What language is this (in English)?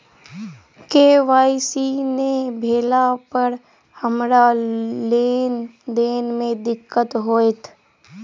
Maithili